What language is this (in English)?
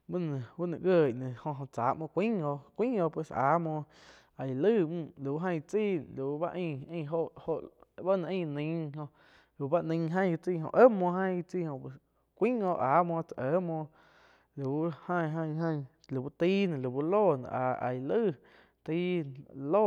Quiotepec Chinantec